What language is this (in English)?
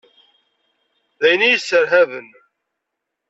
Kabyle